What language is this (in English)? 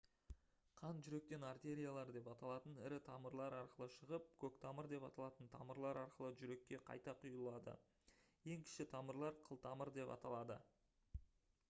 Kazakh